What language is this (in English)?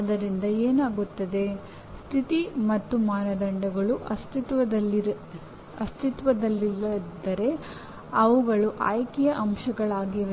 Kannada